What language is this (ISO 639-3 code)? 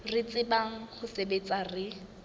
sot